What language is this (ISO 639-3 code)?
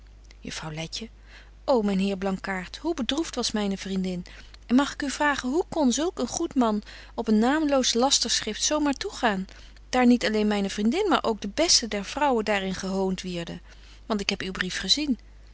nld